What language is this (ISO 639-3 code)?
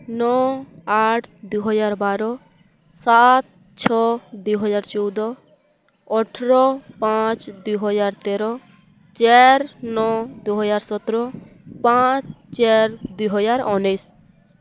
ori